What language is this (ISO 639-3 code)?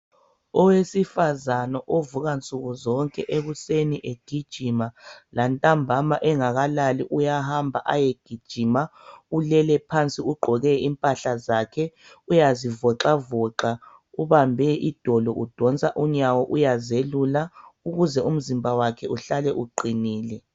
nde